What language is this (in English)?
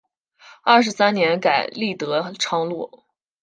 Chinese